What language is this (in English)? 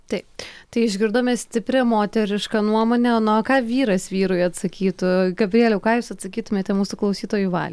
Lithuanian